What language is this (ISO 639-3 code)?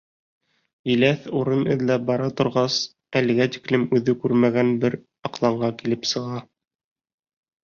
bak